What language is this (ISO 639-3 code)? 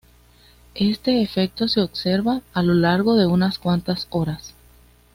spa